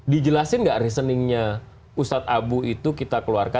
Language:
Indonesian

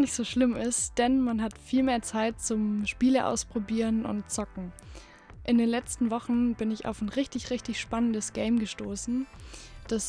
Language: German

